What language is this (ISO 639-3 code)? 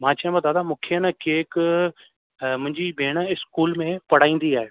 snd